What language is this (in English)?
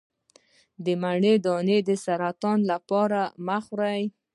Pashto